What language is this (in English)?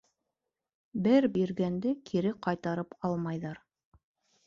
Bashkir